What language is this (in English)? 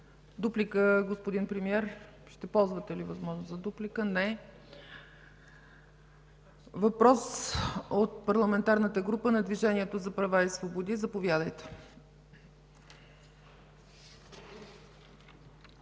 Bulgarian